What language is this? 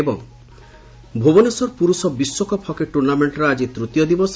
Odia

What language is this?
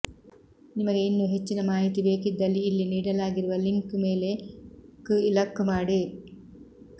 Kannada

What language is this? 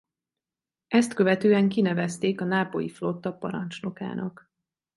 Hungarian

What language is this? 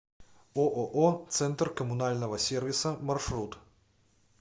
Russian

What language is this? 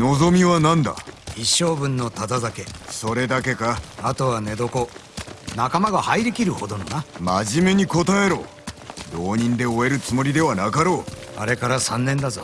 Japanese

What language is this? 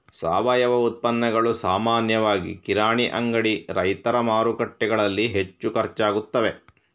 Kannada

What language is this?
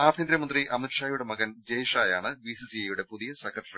Malayalam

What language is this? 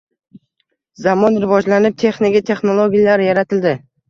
Uzbek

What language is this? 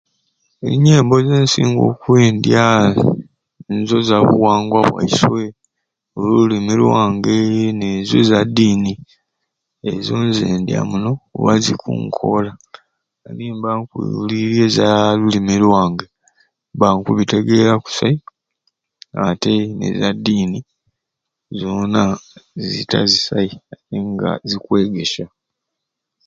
Ruuli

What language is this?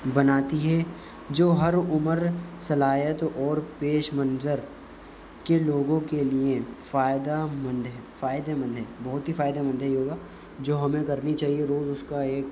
Urdu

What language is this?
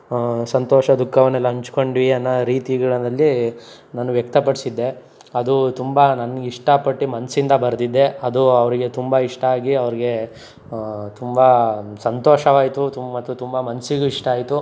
Kannada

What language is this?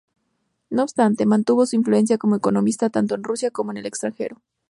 Spanish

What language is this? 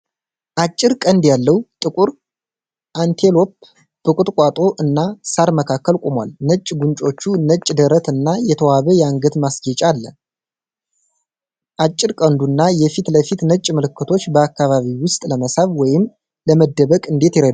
Amharic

